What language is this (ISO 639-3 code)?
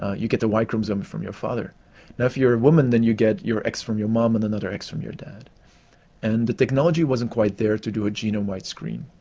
eng